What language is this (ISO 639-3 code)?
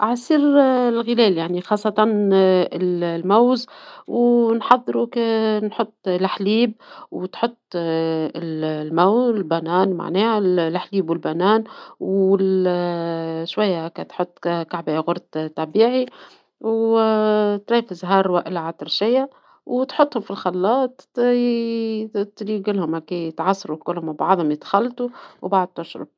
aeb